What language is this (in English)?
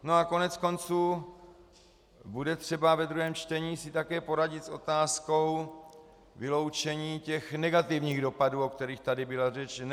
Czech